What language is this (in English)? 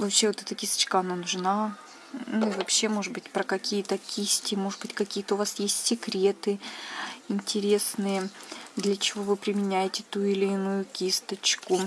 Russian